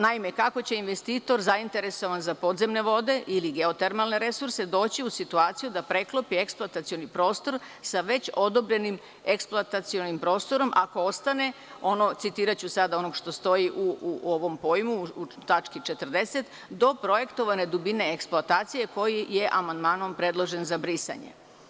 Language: Serbian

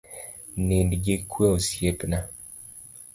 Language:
Luo (Kenya and Tanzania)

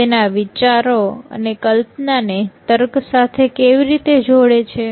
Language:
Gujarati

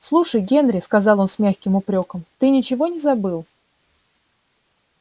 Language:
Russian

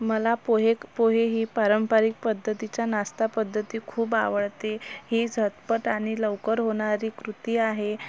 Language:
Marathi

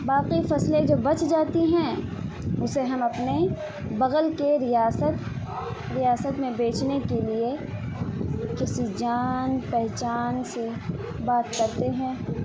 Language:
Urdu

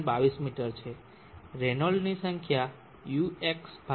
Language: Gujarati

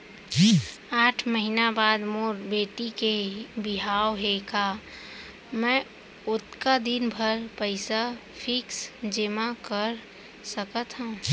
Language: Chhattisgarhi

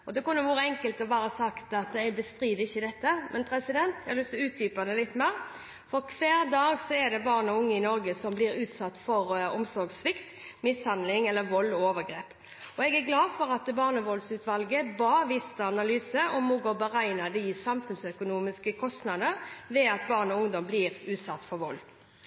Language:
Norwegian Bokmål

